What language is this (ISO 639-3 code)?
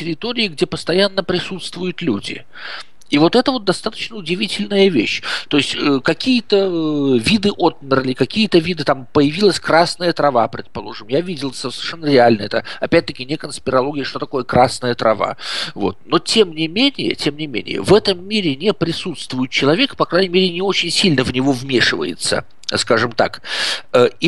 rus